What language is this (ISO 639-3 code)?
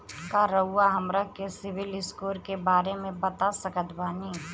bho